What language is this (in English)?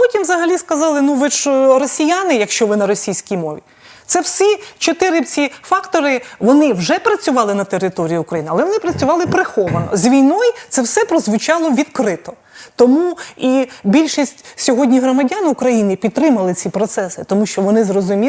Ukrainian